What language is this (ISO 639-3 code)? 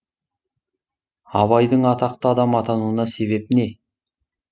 kaz